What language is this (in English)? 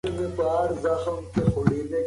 Pashto